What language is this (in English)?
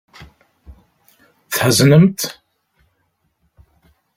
Kabyle